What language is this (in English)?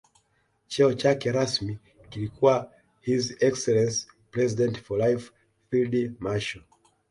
Swahili